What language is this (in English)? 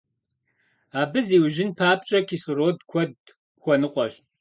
Kabardian